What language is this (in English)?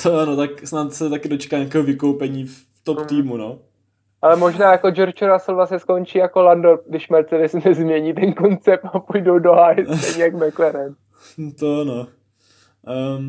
Czech